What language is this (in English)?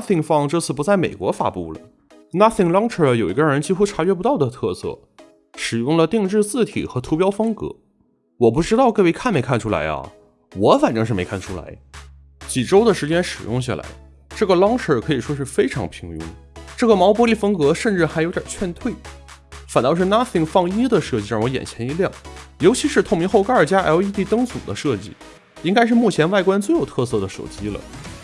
Chinese